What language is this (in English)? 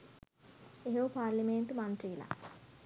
Sinhala